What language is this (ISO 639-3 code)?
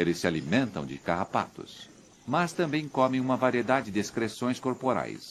por